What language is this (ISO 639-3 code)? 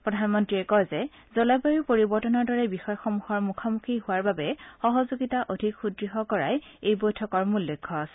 asm